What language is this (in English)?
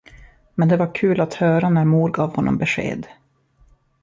Swedish